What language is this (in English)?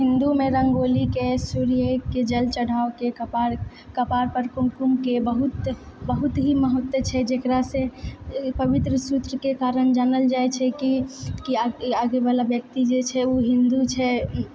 Maithili